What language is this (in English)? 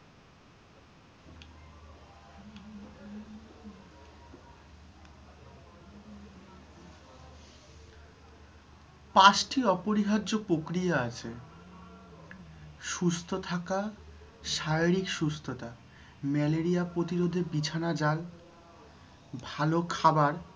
Bangla